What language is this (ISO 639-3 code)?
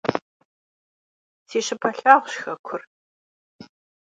kbd